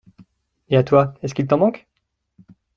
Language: French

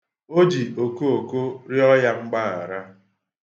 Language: Igbo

